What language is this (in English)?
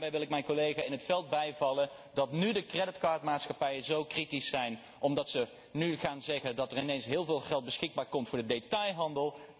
Dutch